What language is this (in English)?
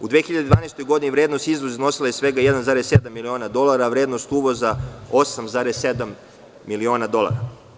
Serbian